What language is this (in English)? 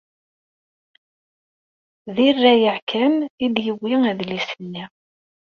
Kabyle